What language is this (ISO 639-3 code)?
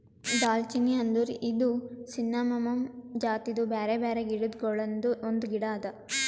kan